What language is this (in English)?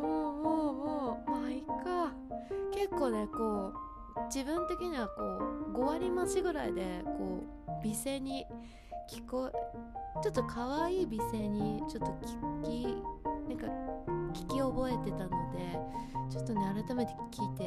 Japanese